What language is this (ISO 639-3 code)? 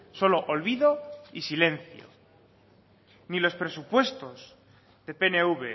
spa